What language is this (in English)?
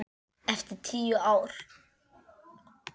Icelandic